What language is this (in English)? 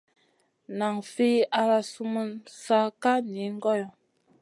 Masana